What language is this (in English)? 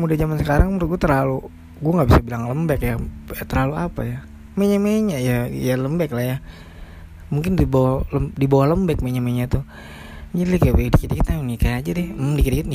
Indonesian